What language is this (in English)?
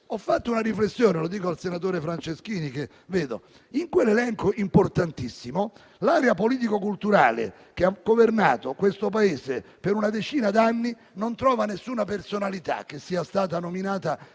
Italian